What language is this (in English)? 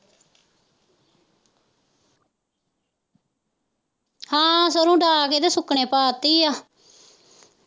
Punjabi